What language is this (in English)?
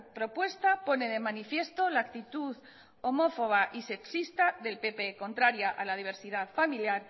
Spanish